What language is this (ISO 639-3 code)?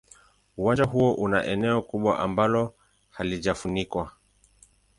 swa